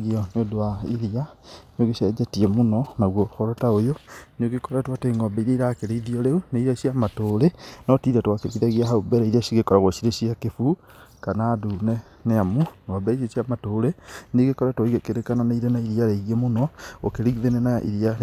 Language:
Kikuyu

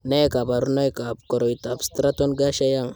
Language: Kalenjin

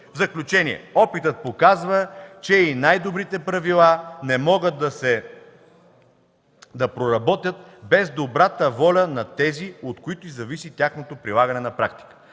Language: Bulgarian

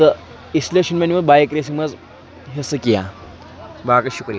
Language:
Kashmiri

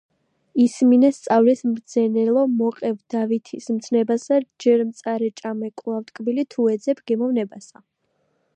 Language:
Georgian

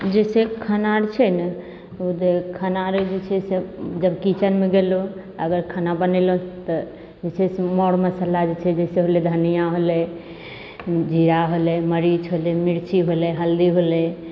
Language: Maithili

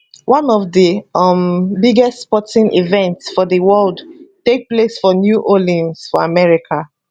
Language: Nigerian Pidgin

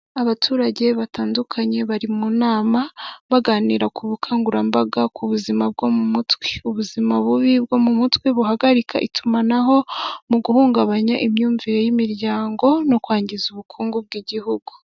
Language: Kinyarwanda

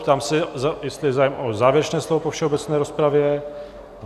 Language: Czech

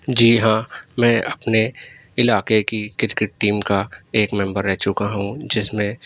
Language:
Urdu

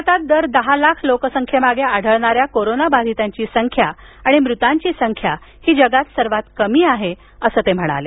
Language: Marathi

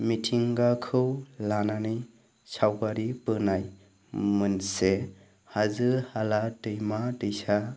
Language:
Bodo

